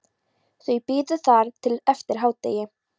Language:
Icelandic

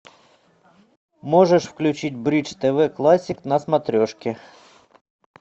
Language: Russian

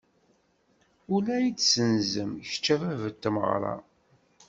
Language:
Kabyle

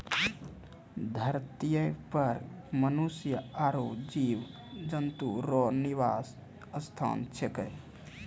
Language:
Maithili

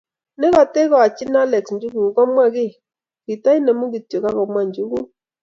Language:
Kalenjin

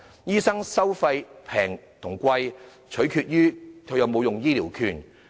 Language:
Cantonese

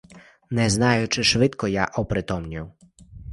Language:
Ukrainian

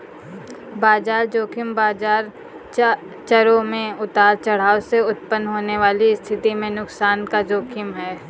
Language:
Hindi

